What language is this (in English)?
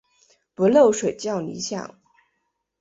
Chinese